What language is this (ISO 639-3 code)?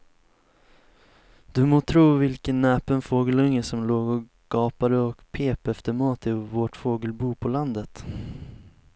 swe